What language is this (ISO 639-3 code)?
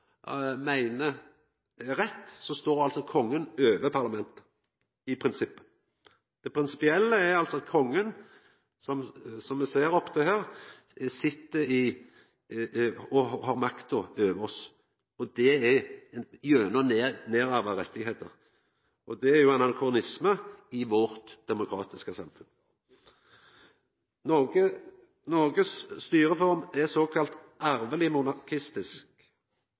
nno